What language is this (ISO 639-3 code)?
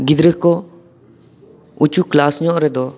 sat